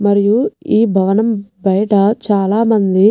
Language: Telugu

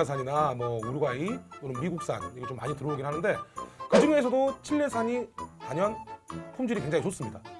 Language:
Korean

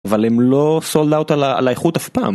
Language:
Hebrew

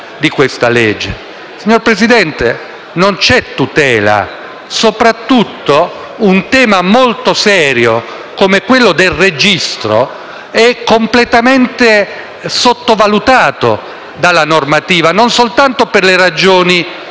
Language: Italian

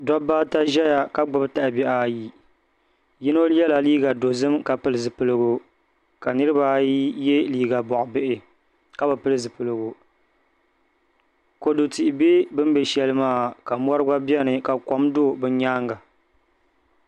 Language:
Dagbani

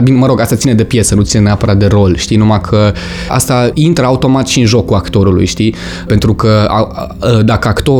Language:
Romanian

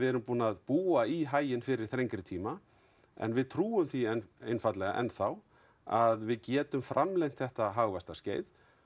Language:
Icelandic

